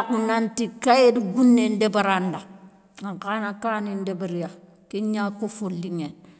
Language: Soninke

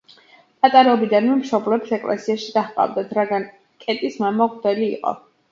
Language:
Georgian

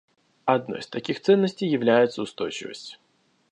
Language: Russian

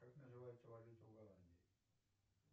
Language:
Russian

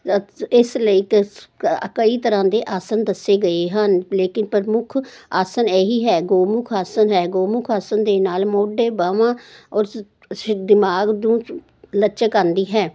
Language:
Punjabi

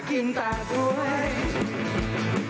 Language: Thai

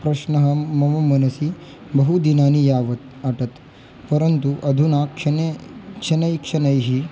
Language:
Sanskrit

